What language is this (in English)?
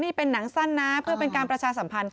Thai